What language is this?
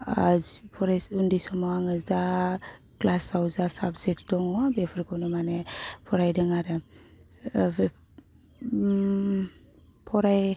Bodo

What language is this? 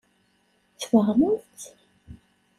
Kabyle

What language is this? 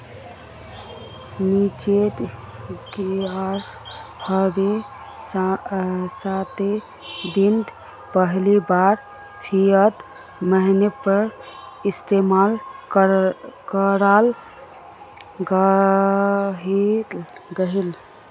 Magahi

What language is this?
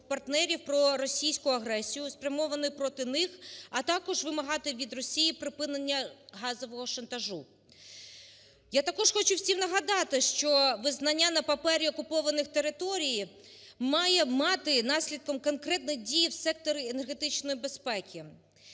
Ukrainian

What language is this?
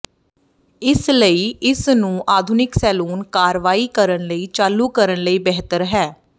Punjabi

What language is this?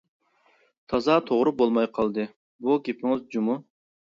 Uyghur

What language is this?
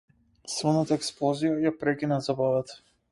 Macedonian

